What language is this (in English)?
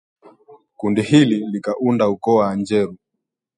Swahili